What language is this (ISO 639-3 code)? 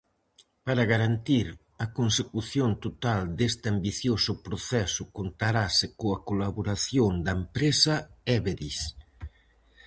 glg